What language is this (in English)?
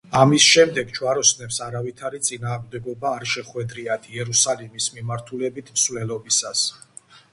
Georgian